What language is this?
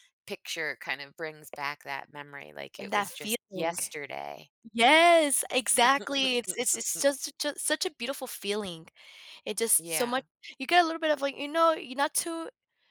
English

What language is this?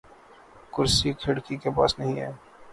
Urdu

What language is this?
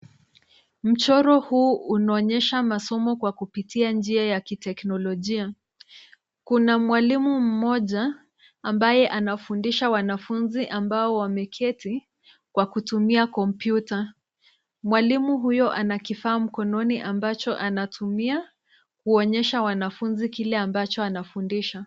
Swahili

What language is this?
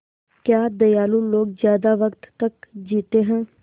Hindi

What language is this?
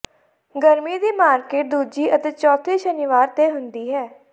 Punjabi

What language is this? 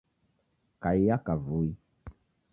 Taita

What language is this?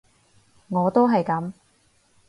Cantonese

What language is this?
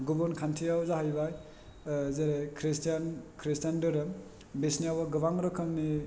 Bodo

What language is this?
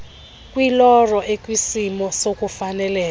Xhosa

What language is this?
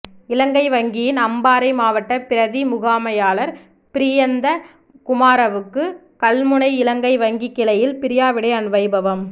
Tamil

